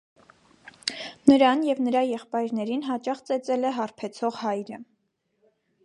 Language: Armenian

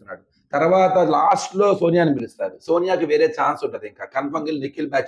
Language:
Telugu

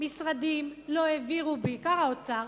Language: Hebrew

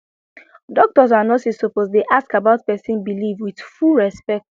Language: Nigerian Pidgin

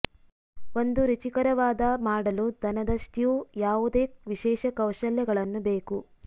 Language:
Kannada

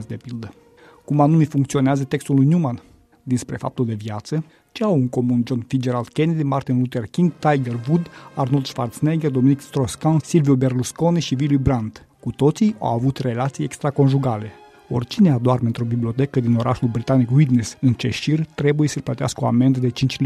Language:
Romanian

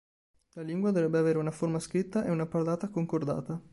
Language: Italian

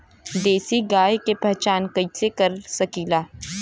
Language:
Bhojpuri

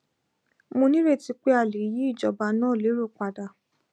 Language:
Yoruba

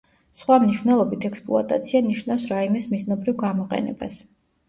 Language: Georgian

